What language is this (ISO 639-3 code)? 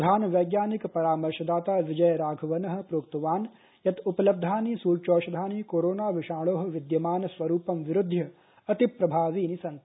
san